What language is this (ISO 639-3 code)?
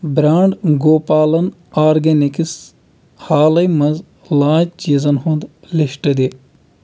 kas